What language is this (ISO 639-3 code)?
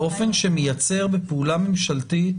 heb